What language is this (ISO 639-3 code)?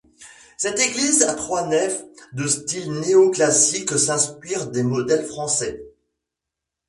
fra